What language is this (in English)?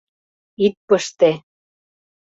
Mari